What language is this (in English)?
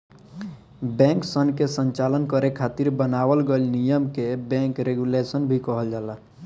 Bhojpuri